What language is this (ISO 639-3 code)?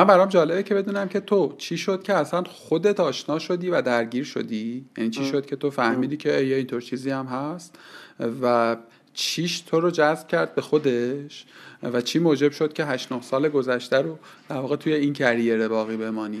fas